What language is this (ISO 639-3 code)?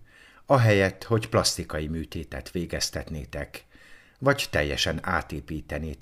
hun